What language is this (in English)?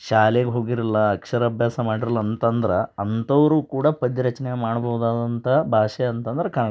Kannada